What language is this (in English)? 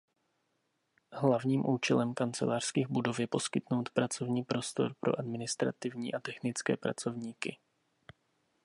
Czech